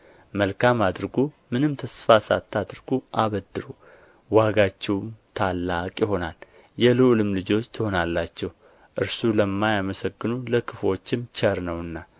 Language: Amharic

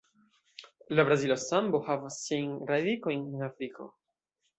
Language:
Esperanto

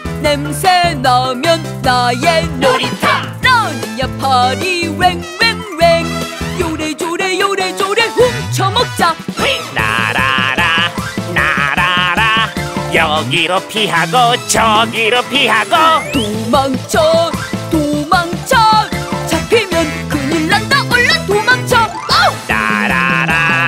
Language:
Korean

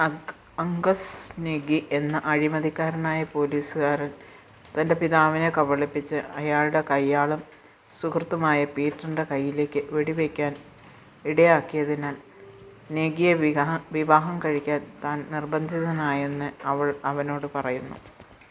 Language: Malayalam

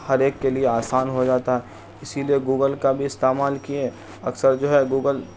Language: Urdu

